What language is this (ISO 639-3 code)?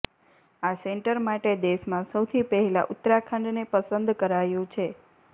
guj